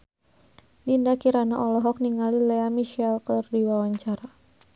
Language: Sundanese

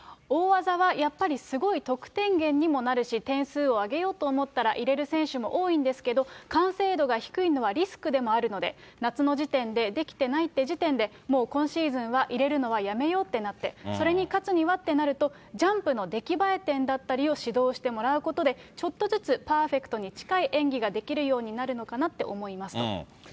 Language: Japanese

